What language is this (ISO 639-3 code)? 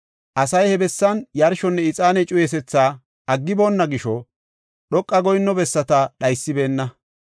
gof